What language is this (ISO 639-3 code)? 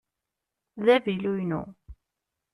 kab